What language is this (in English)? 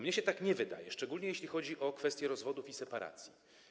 Polish